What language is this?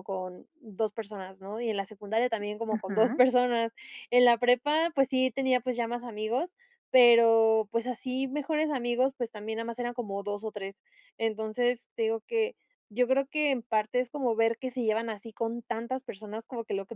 Spanish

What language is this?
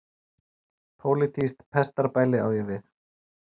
Icelandic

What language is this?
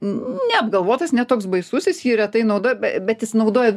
Lithuanian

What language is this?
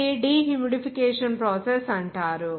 Telugu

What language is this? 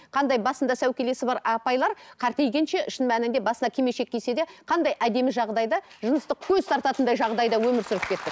Kazakh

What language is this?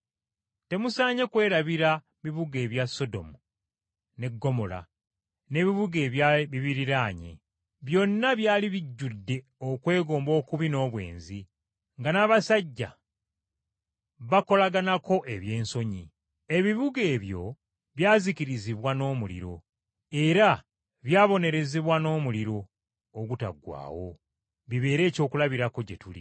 Ganda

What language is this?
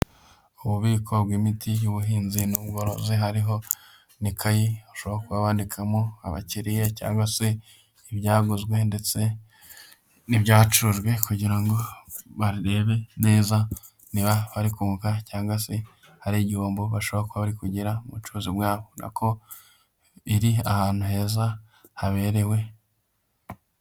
Kinyarwanda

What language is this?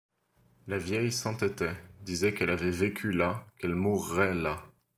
French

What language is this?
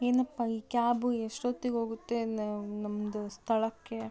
Kannada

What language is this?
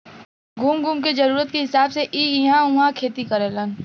Bhojpuri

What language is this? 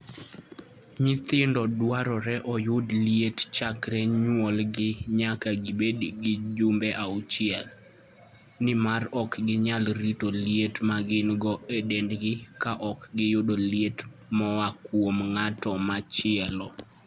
Luo (Kenya and Tanzania)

